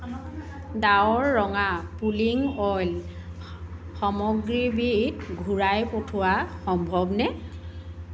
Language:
Assamese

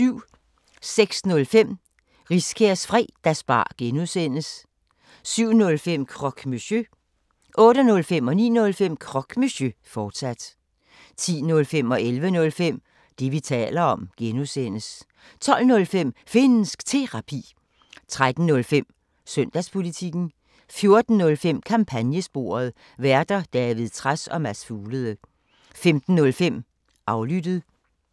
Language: Danish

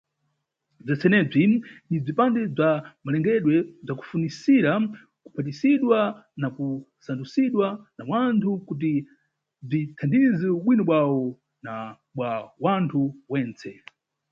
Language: Nyungwe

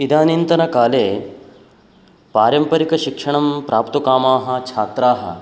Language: Sanskrit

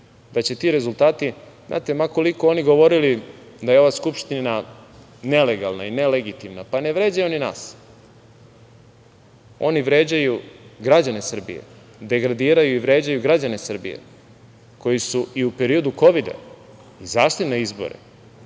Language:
Serbian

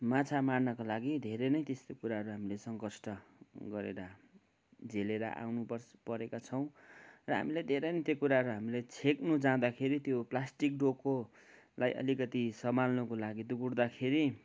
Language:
Nepali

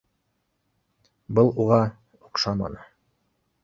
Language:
Bashkir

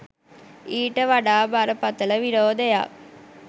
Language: Sinhala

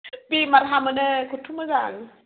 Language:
Bodo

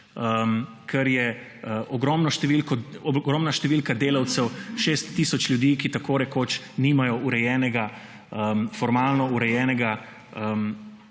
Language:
Slovenian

